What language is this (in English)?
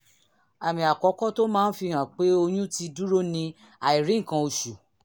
Yoruba